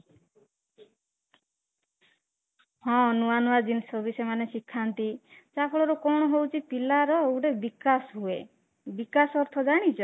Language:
Odia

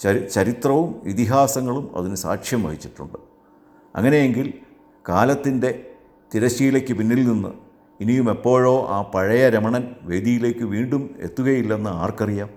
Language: Malayalam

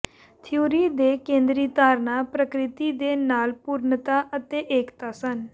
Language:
Punjabi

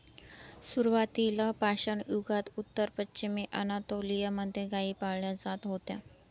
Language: Marathi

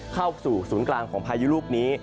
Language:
Thai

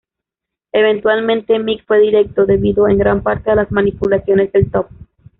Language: Spanish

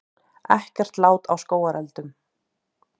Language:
Icelandic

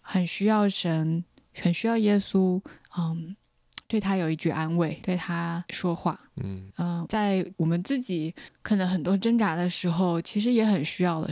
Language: Chinese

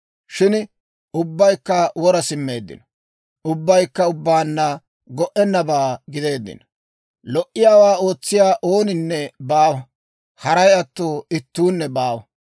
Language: Dawro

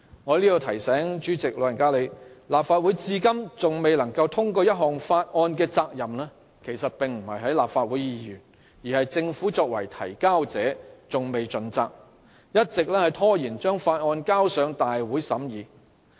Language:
Cantonese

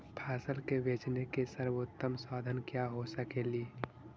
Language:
Magahi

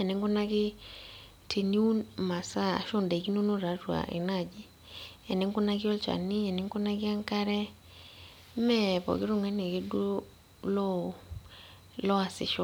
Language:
Masai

